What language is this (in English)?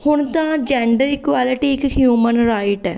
Punjabi